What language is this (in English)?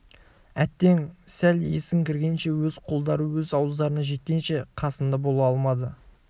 Kazakh